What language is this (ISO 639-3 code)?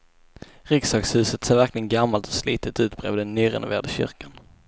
swe